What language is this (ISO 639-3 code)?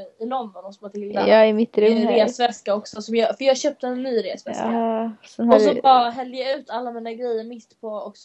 swe